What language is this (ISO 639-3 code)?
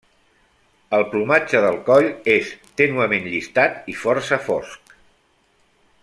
cat